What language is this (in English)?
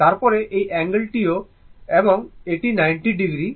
Bangla